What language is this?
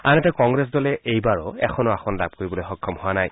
Assamese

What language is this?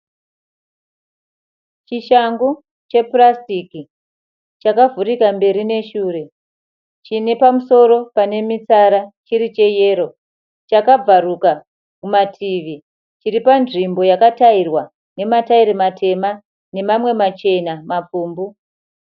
Shona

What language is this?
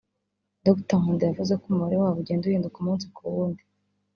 Kinyarwanda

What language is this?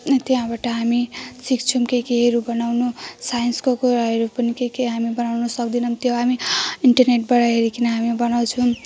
Nepali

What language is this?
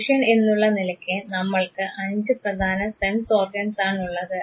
Malayalam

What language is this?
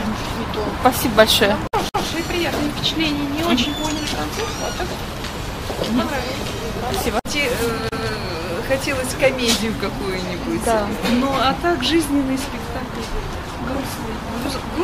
Russian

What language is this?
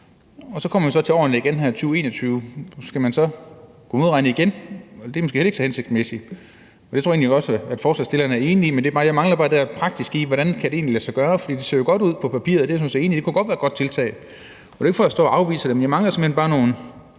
Danish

